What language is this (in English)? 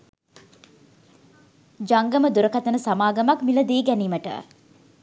Sinhala